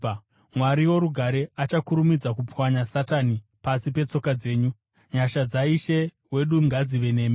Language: Shona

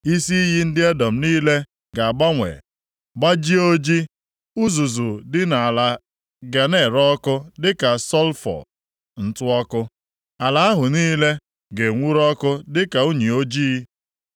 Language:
Igbo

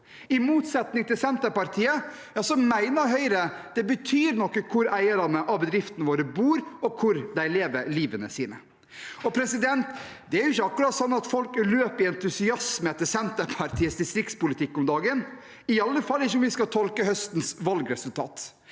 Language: Norwegian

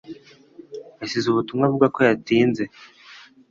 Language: Kinyarwanda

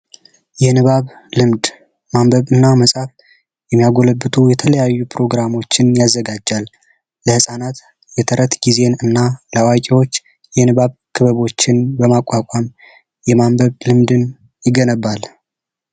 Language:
Amharic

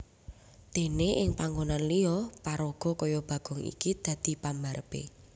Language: Javanese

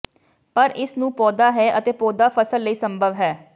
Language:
Punjabi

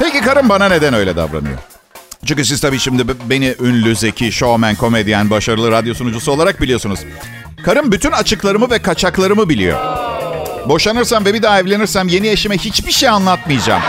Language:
Turkish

